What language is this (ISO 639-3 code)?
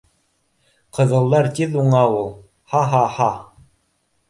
bak